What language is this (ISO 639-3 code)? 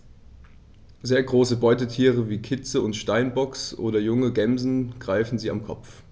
deu